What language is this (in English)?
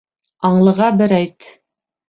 Bashkir